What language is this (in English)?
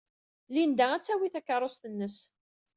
Kabyle